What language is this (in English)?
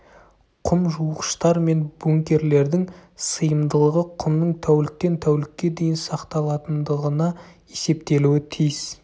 Kazakh